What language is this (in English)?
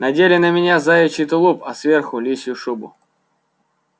Russian